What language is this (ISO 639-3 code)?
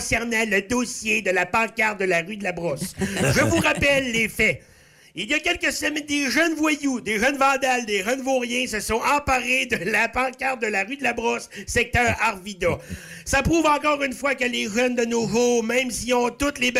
fra